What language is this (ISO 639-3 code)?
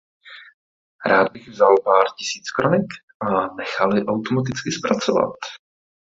ces